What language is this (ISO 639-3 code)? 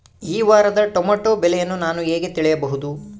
kan